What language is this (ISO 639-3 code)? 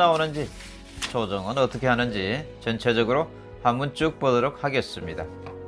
kor